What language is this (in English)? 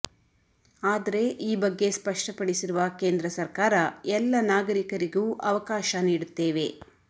Kannada